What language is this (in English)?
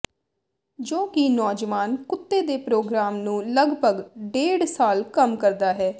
Punjabi